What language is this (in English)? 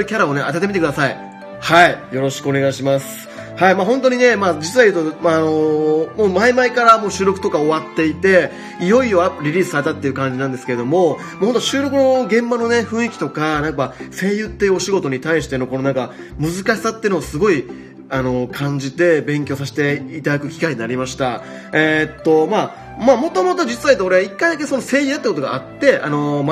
Japanese